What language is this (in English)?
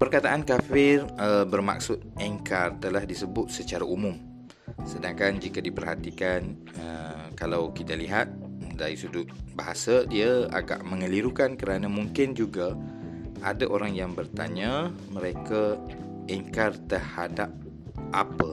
Malay